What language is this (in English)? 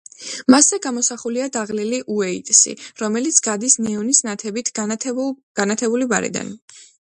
Georgian